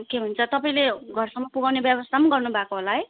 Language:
Nepali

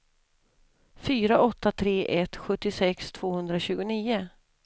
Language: Swedish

